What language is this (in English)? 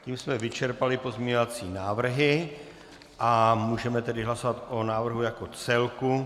Czech